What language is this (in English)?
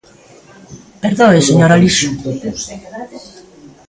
Galician